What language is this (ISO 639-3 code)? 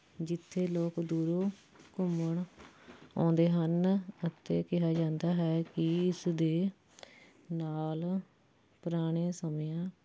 pan